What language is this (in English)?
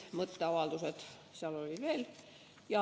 Estonian